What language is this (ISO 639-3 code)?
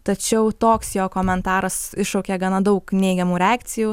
lit